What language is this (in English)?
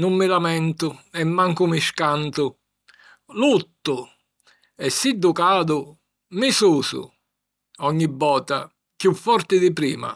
Sicilian